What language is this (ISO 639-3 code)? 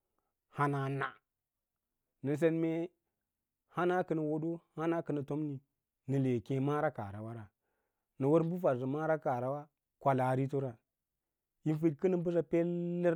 lla